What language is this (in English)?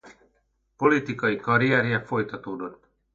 Hungarian